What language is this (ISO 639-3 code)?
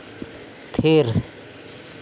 sat